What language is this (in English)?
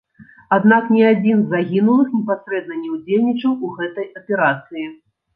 Belarusian